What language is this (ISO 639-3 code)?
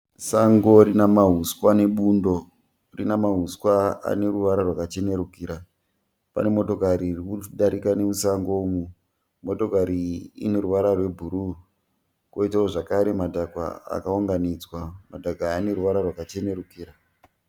sna